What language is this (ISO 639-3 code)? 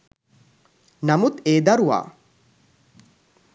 sin